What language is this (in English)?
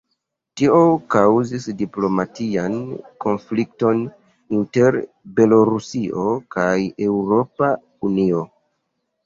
Esperanto